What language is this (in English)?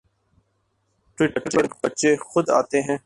Urdu